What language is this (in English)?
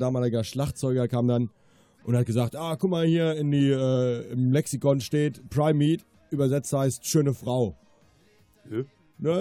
German